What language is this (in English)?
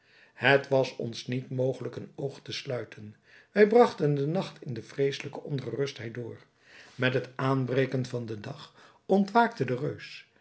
Dutch